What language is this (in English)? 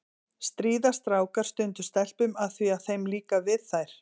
Icelandic